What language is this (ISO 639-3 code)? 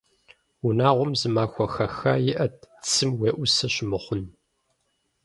kbd